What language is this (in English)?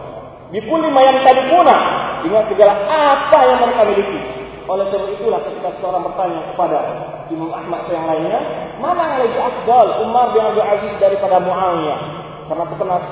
Malay